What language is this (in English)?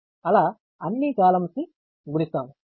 Telugu